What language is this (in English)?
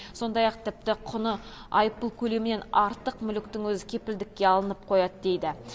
Kazakh